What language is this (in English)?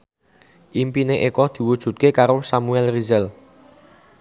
Javanese